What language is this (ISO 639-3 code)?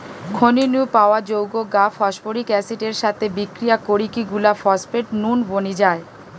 ben